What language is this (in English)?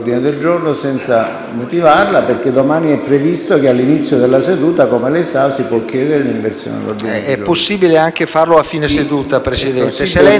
Italian